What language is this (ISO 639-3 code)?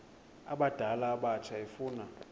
xho